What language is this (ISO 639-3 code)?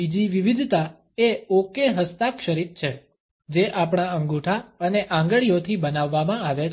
guj